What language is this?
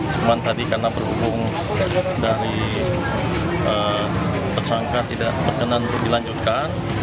Indonesian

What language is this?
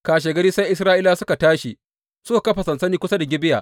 Hausa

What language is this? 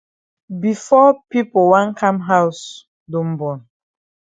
Cameroon Pidgin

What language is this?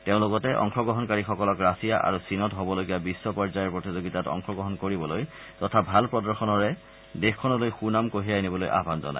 Assamese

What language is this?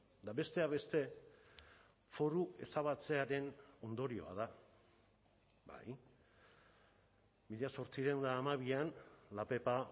Basque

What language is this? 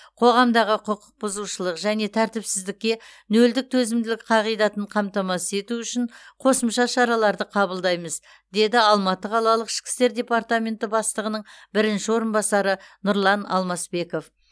Kazakh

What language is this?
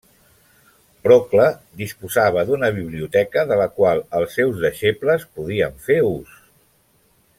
Catalan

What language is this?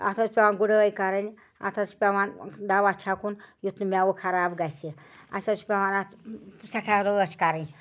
Kashmiri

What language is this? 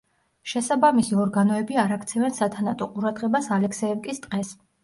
Georgian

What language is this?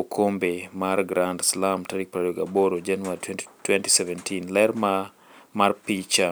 Luo (Kenya and Tanzania)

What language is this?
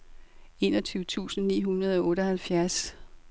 Danish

